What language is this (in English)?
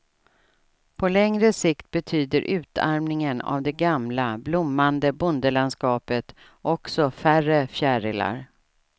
Swedish